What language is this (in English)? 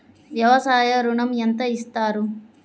Telugu